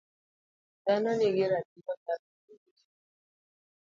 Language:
Luo (Kenya and Tanzania)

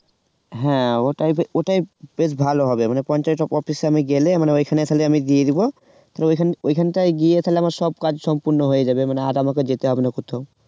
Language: Bangla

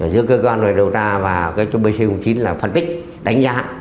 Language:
Vietnamese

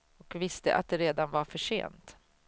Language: Swedish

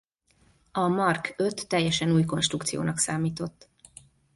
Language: Hungarian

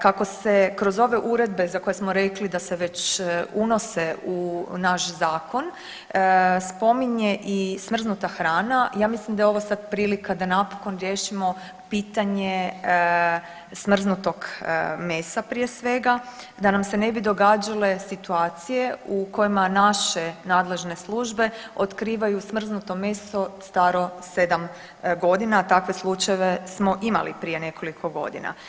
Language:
Croatian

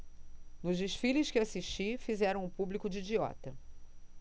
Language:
Portuguese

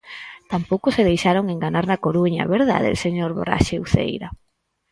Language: Galician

